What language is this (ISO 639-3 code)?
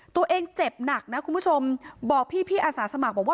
tha